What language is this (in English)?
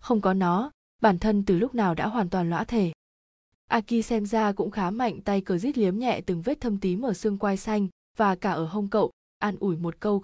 Vietnamese